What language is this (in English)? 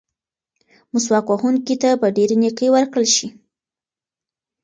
Pashto